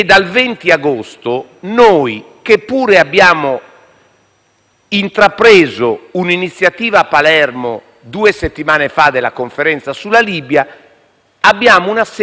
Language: Italian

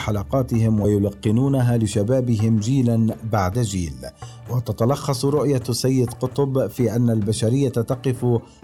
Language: Arabic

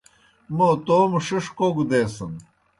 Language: Kohistani Shina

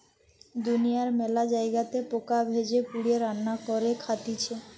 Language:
Bangla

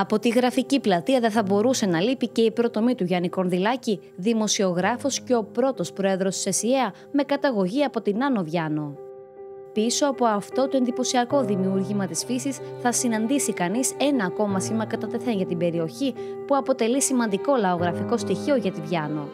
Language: Greek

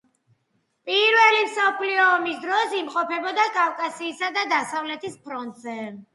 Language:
Georgian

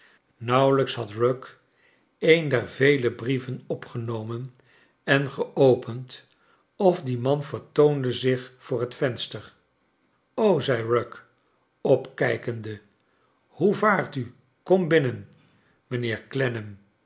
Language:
Dutch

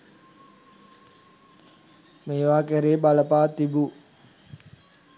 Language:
Sinhala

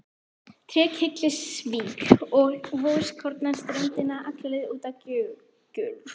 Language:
Icelandic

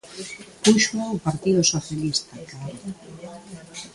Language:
Galician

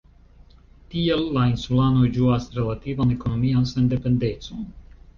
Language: Esperanto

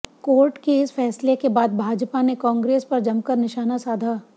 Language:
Hindi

